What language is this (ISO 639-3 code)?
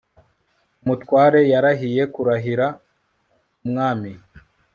kin